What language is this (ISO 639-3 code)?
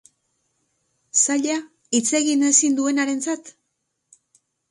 eus